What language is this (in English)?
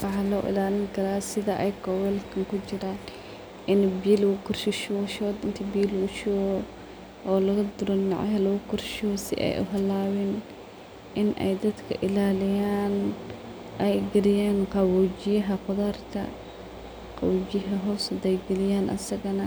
Somali